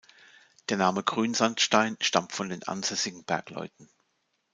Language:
German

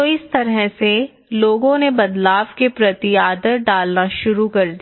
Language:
Hindi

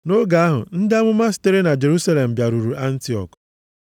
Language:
Igbo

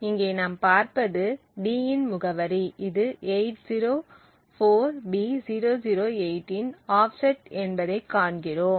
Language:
Tamil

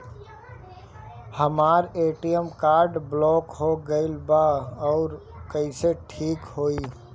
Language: Bhojpuri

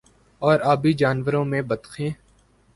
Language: Urdu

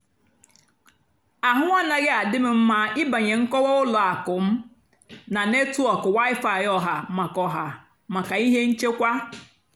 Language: Igbo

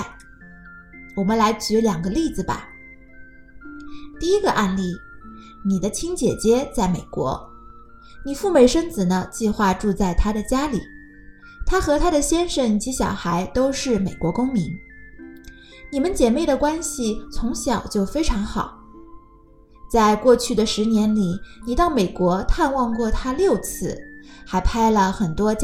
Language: Chinese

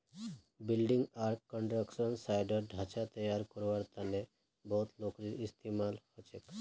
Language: Magahi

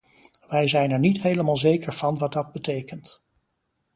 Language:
Dutch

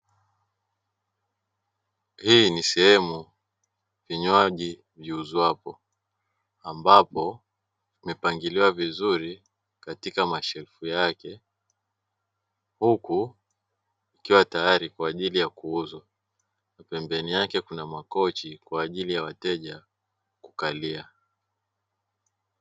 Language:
Swahili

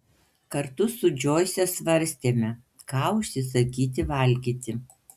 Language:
Lithuanian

